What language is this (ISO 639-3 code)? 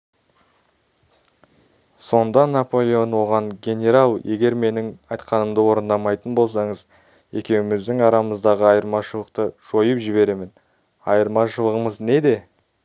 kaz